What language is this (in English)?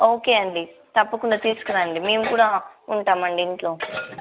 Telugu